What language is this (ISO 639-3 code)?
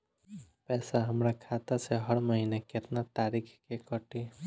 bho